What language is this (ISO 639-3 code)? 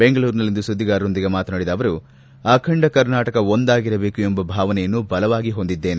kan